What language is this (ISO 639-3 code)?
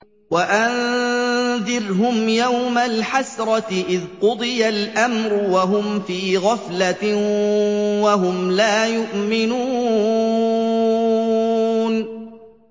ara